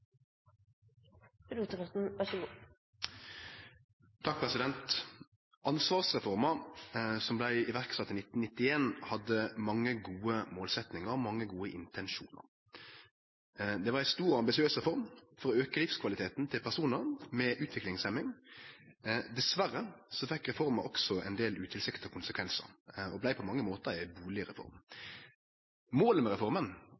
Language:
Norwegian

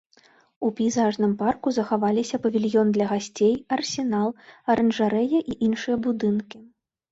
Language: Belarusian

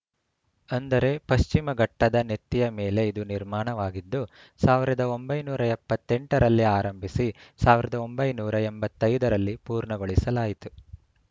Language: Kannada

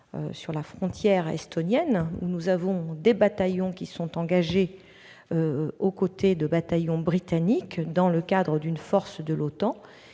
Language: French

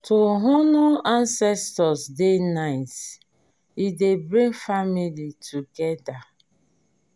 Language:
Nigerian Pidgin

